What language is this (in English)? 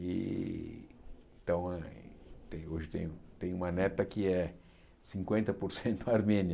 Portuguese